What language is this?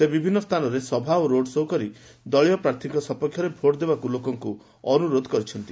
Odia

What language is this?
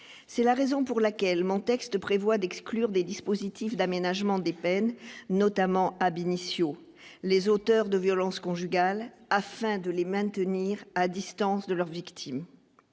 French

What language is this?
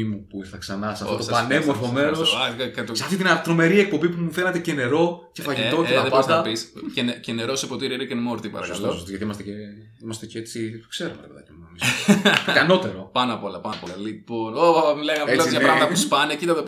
Greek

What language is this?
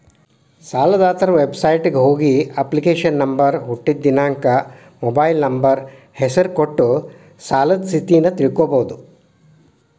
Kannada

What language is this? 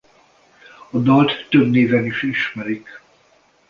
Hungarian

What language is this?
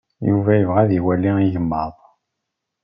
Kabyle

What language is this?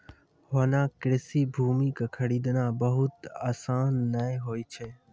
Maithili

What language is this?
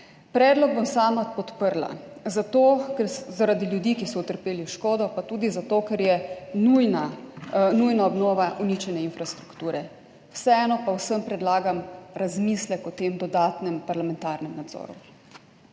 Slovenian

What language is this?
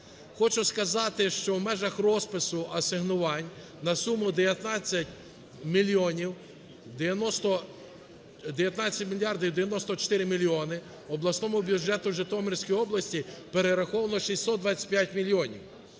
Ukrainian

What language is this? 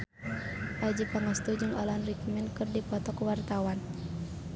Sundanese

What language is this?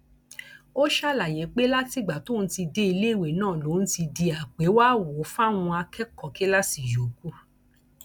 Yoruba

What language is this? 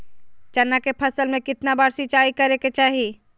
Magahi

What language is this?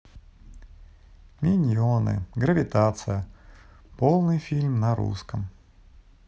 Russian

